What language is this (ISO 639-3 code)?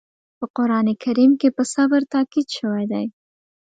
pus